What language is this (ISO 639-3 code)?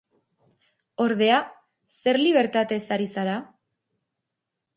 eus